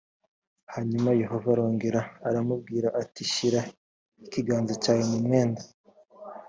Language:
Kinyarwanda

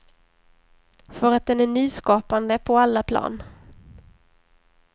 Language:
Swedish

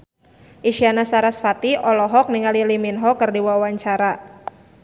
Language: Sundanese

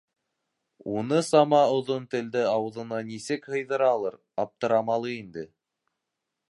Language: Bashkir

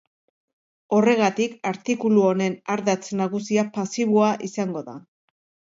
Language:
Basque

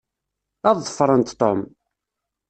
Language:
Kabyle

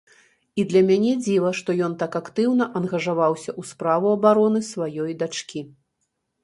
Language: Belarusian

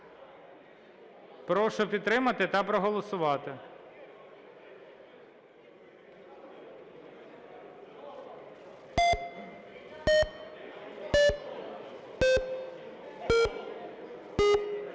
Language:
Ukrainian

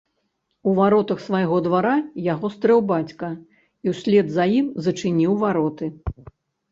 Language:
Belarusian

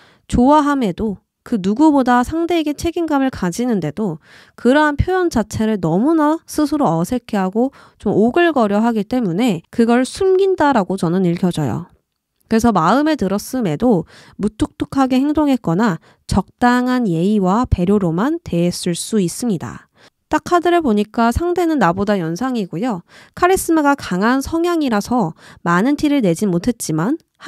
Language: Korean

